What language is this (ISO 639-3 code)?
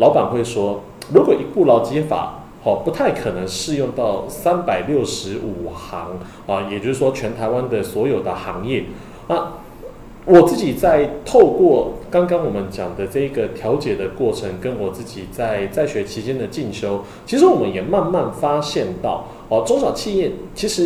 zho